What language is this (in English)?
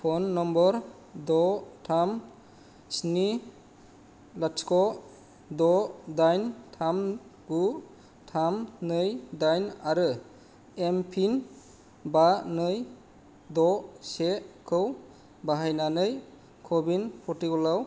Bodo